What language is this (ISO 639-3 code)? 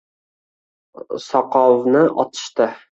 uzb